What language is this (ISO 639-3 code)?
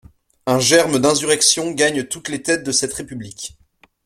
fra